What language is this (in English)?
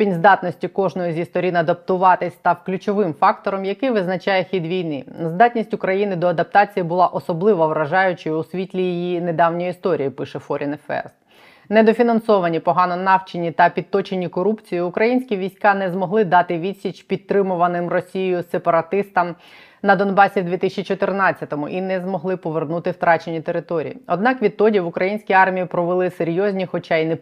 Ukrainian